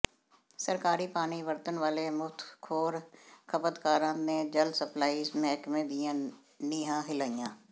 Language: Punjabi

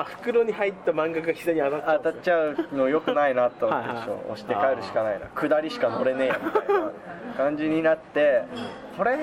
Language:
Japanese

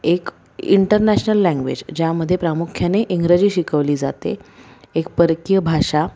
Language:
Marathi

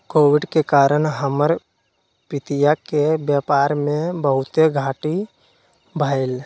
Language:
Magahi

